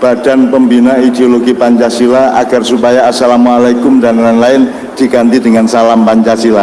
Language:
Indonesian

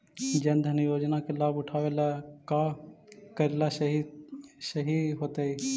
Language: Magahi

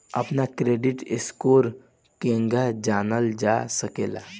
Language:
Bhojpuri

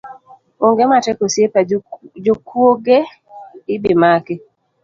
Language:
Luo (Kenya and Tanzania)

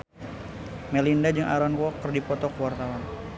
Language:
Sundanese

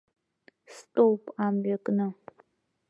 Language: Abkhazian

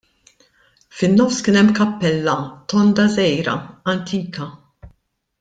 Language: Maltese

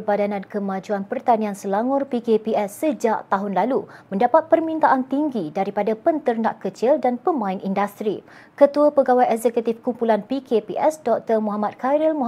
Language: Malay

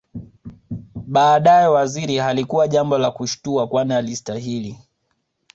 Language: Swahili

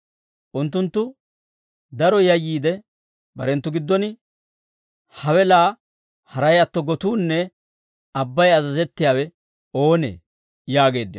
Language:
Dawro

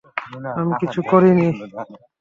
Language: Bangla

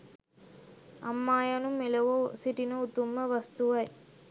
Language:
Sinhala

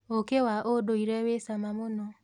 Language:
Kikuyu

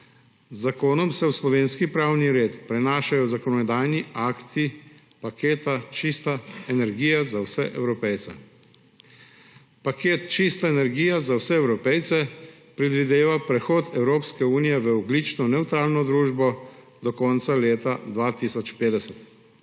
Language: Slovenian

